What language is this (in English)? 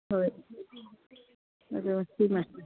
Manipuri